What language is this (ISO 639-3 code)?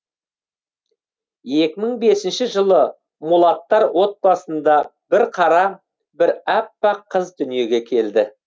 kaz